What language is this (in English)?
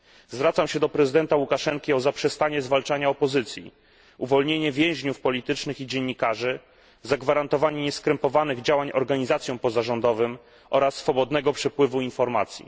Polish